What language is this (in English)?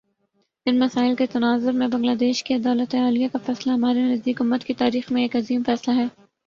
Urdu